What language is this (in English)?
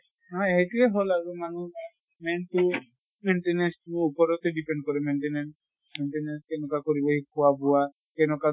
Assamese